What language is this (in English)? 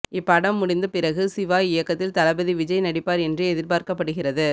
Tamil